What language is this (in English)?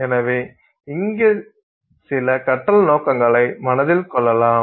Tamil